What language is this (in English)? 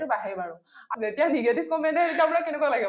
Assamese